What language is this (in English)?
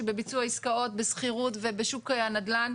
Hebrew